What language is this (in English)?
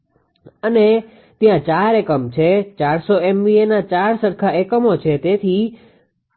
Gujarati